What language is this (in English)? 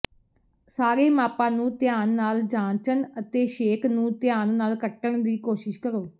Punjabi